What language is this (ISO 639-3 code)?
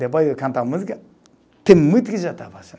por